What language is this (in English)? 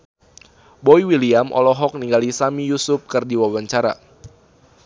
Sundanese